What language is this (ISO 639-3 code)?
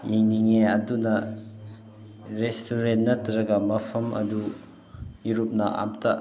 mni